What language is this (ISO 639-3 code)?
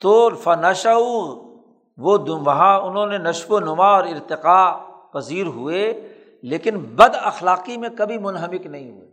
urd